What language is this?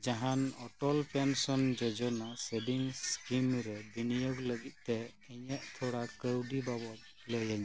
Santali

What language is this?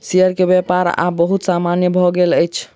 Maithili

